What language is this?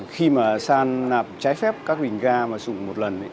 Vietnamese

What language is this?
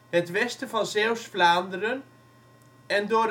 Dutch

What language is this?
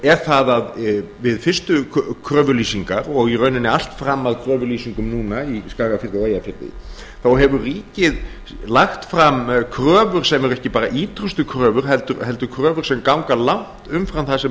Icelandic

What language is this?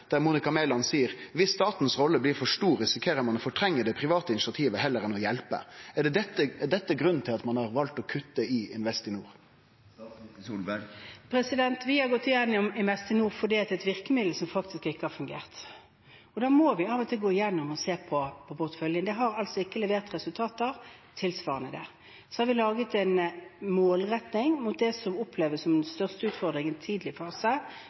Norwegian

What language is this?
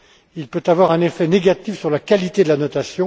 French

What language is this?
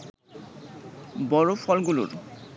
Bangla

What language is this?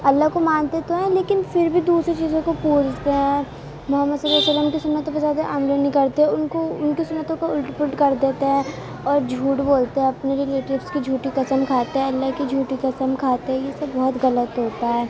Urdu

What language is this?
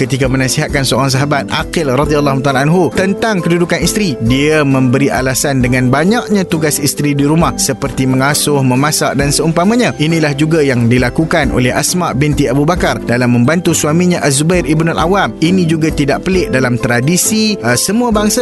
Malay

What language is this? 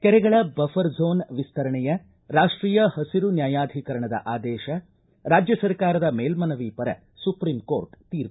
Kannada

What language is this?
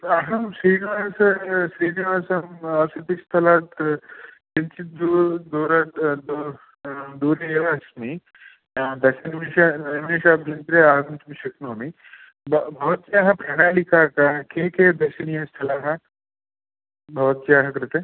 Sanskrit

